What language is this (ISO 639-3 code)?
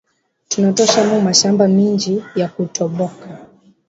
swa